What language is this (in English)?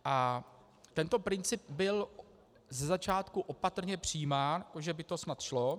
Czech